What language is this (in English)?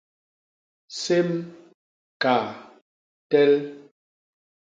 Basaa